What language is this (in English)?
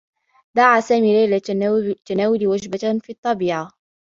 Arabic